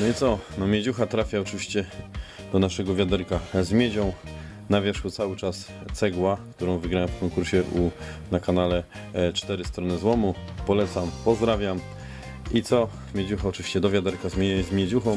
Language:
Polish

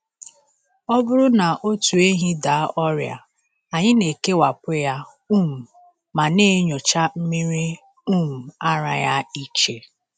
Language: Igbo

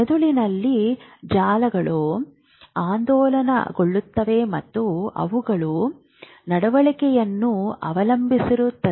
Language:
Kannada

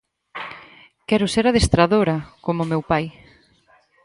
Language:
Galician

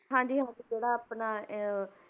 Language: Punjabi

